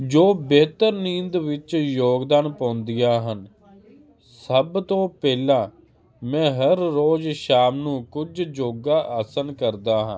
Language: Punjabi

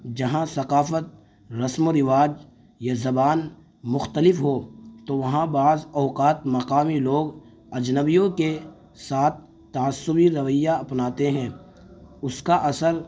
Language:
Urdu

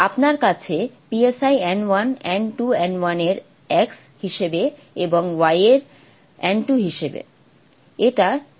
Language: Bangla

